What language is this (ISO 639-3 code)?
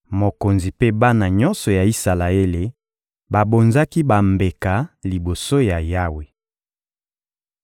lin